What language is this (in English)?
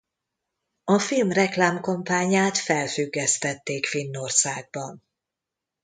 Hungarian